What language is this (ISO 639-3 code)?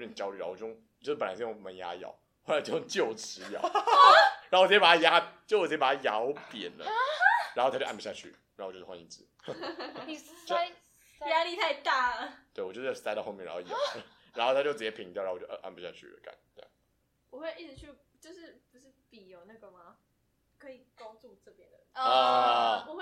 zho